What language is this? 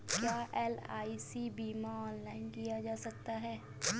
Hindi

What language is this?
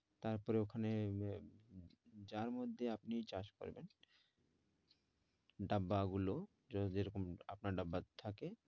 Bangla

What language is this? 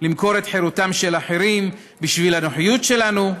Hebrew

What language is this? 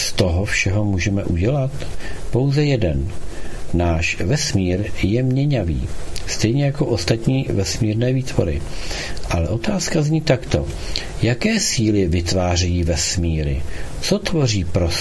Czech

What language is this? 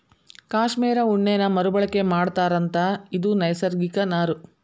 Kannada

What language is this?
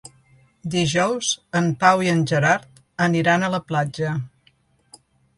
Catalan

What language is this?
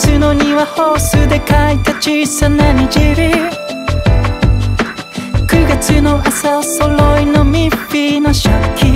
Thai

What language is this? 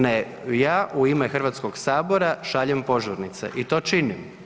Croatian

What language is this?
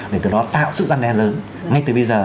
Vietnamese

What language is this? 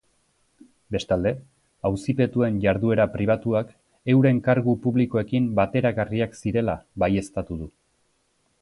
Basque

